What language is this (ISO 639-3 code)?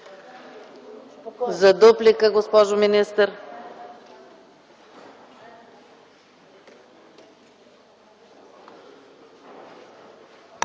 bul